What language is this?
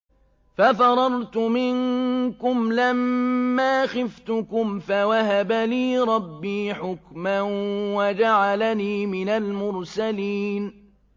Arabic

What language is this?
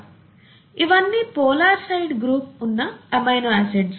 Telugu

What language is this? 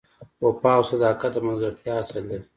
Pashto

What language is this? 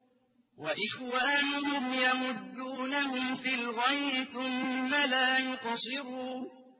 Arabic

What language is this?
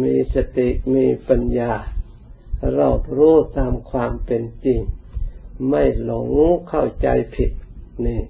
Thai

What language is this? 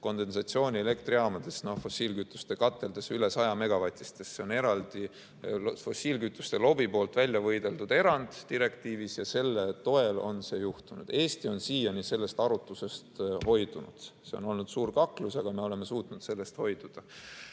Estonian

